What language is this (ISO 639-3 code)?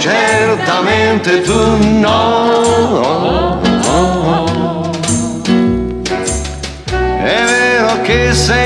ron